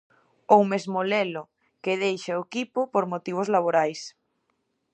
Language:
Galician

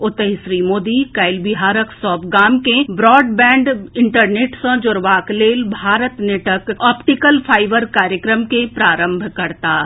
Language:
Maithili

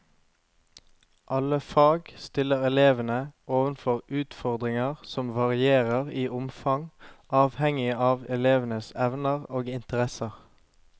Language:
Norwegian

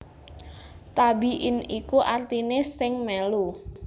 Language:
Javanese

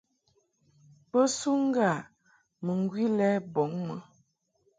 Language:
Mungaka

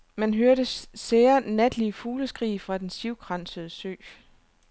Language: Danish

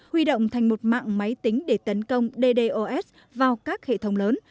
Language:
Vietnamese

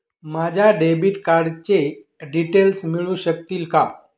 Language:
Marathi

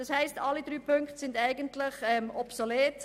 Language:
Swiss German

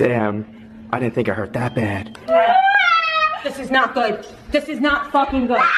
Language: English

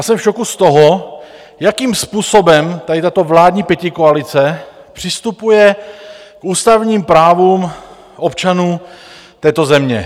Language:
Czech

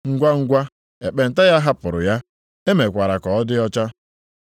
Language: Igbo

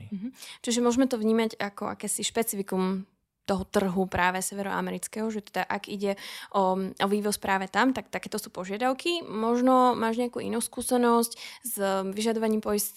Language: Slovak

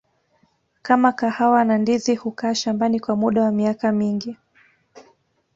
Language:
Swahili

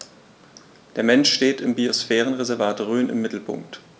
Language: German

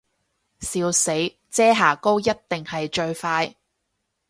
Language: Cantonese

